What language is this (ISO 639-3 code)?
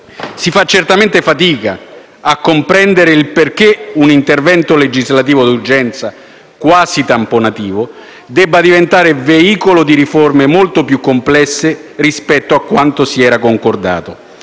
ita